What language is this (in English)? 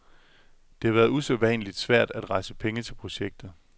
Danish